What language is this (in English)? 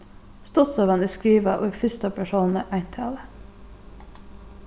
Faroese